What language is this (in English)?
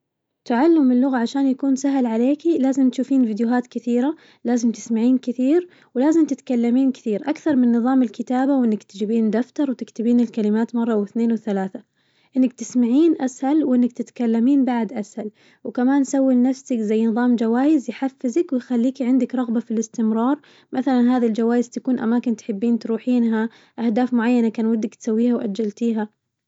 Najdi Arabic